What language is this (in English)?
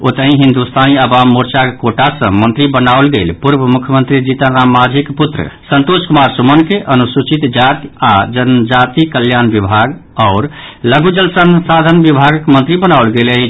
Maithili